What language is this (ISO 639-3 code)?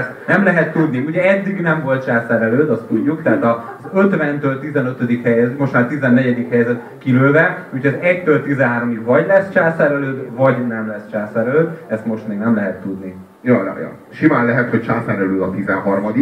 hun